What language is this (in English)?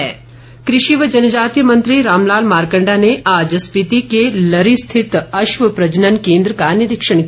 Hindi